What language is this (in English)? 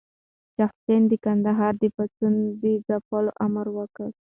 Pashto